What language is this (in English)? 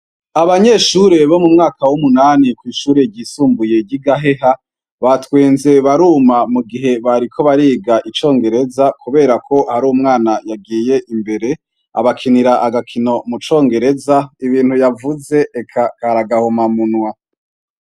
Rundi